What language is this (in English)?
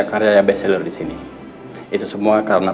Indonesian